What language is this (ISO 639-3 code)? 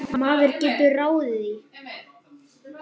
isl